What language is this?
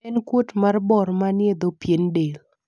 Luo (Kenya and Tanzania)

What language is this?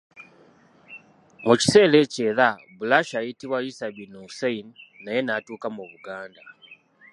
Ganda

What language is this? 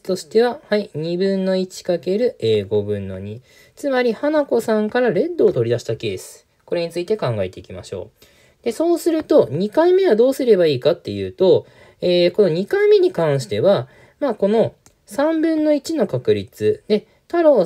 Japanese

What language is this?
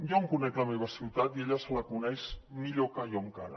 Catalan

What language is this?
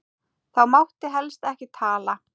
Icelandic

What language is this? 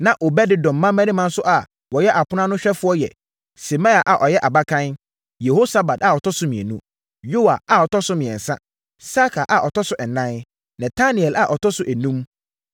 Akan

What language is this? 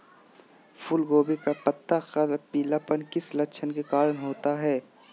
Magahi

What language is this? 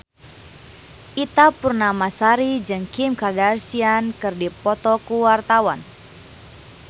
Sundanese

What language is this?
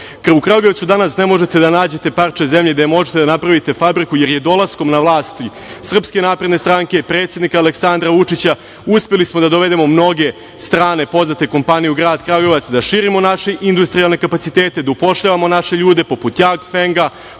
Serbian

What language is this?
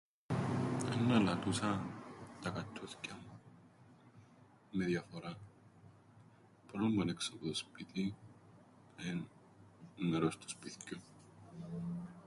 Greek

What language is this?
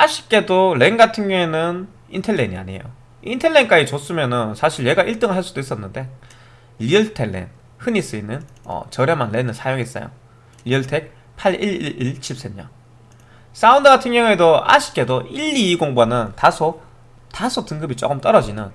Korean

